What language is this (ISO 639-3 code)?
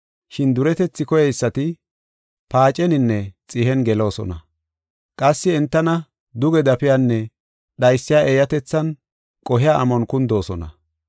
gof